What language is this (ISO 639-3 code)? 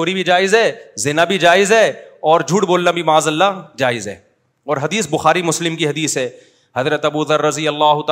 urd